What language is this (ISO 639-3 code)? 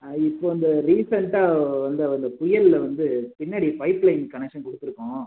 tam